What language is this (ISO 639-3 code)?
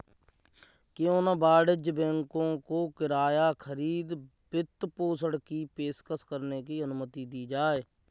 hin